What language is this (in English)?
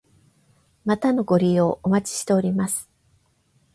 Japanese